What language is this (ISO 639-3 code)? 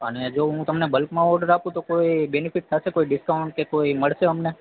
guj